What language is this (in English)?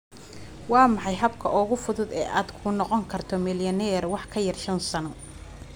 Somali